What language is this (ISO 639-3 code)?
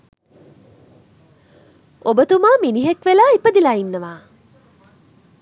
sin